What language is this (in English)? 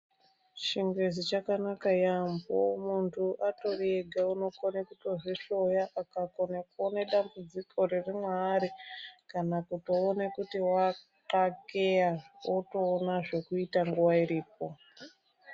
Ndau